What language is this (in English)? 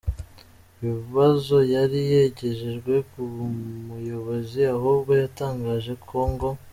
Kinyarwanda